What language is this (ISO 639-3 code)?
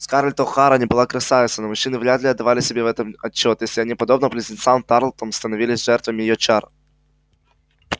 rus